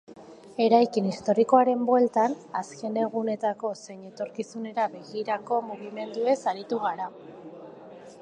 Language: Basque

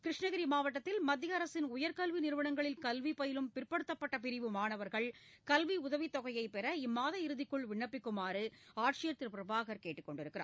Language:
Tamil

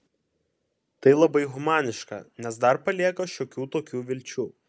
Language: Lithuanian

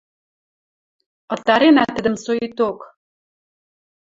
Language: Western Mari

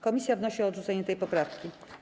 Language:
Polish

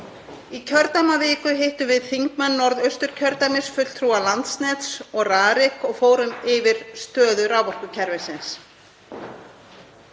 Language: Icelandic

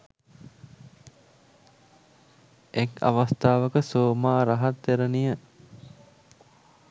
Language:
Sinhala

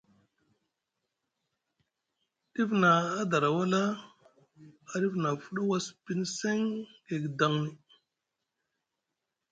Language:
Musgu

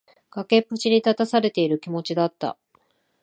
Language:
Japanese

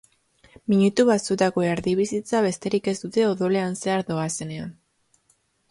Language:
Basque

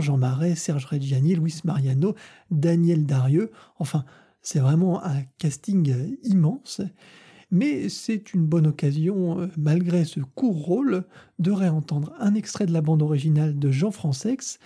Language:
French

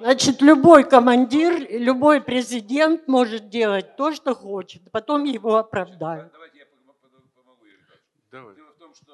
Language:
Russian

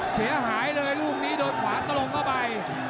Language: Thai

